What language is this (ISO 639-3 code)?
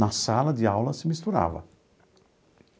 por